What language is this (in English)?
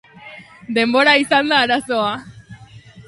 Basque